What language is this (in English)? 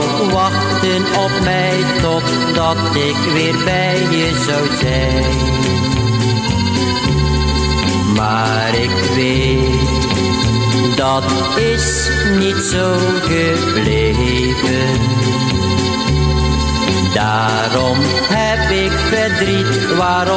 Dutch